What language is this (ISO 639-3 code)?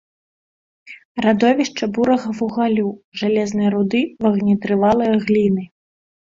bel